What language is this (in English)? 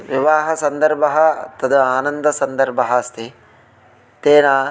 Sanskrit